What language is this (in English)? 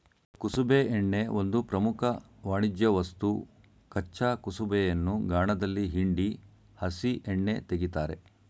Kannada